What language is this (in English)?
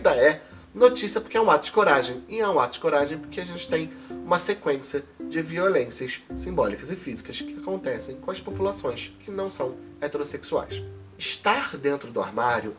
Portuguese